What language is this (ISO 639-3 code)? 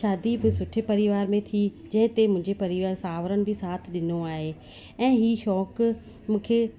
snd